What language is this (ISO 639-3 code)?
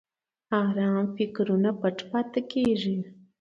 pus